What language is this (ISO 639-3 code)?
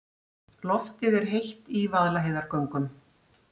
isl